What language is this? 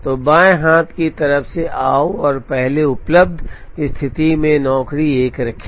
Hindi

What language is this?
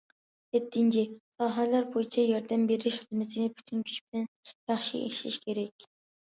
Uyghur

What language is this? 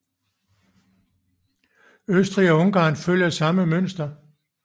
Danish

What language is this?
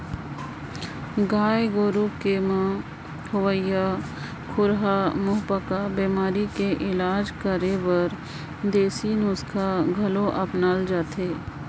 Chhattisgarhi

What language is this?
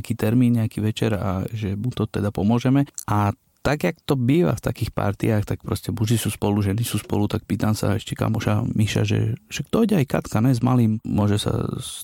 Slovak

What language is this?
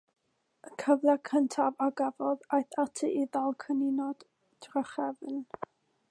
Welsh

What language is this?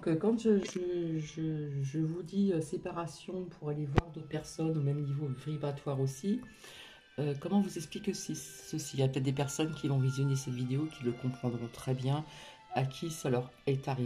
French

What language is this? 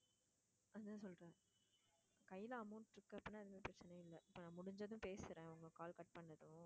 Tamil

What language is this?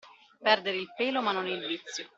Italian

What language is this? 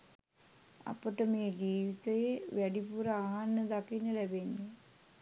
Sinhala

